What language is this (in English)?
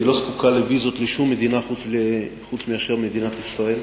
Hebrew